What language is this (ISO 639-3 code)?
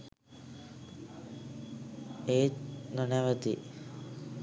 sin